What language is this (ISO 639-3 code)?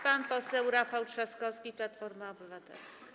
pol